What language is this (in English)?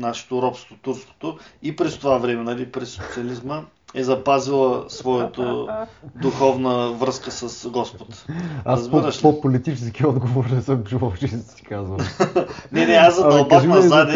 Bulgarian